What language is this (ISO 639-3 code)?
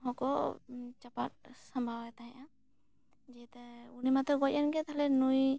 sat